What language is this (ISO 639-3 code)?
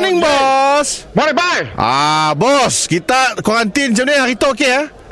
msa